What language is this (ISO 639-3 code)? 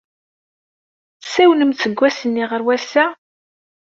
kab